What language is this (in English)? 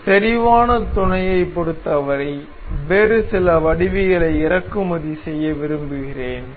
Tamil